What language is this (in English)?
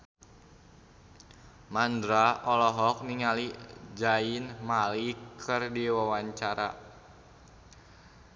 Sundanese